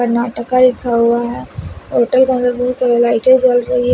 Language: Hindi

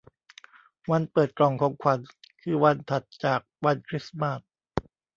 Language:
Thai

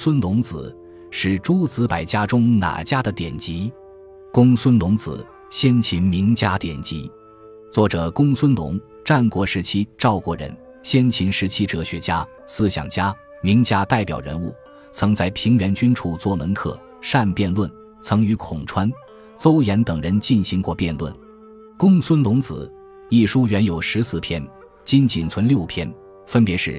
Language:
Chinese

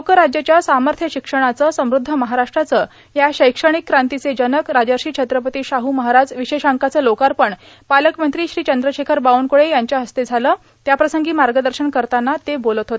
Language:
Marathi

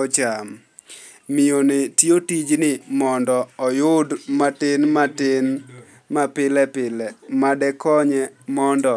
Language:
Luo (Kenya and Tanzania)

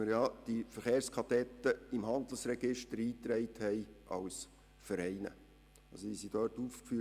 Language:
Swiss German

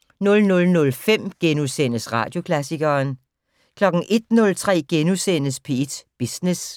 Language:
Danish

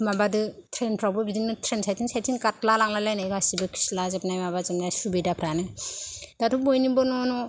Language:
Bodo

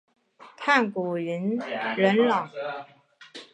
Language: Chinese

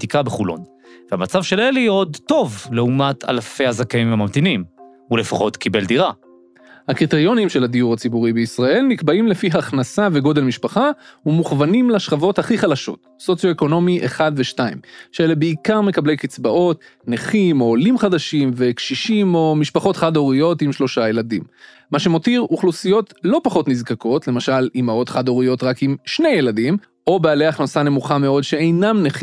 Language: Hebrew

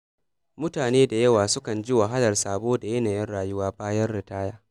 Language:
Hausa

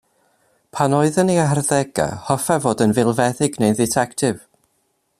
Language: Welsh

